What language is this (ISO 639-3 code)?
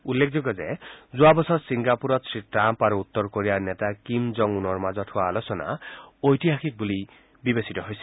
asm